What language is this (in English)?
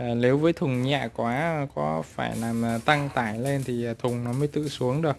Vietnamese